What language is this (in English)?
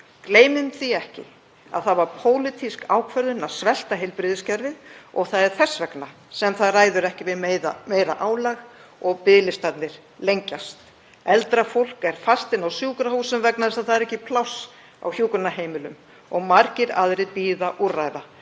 Icelandic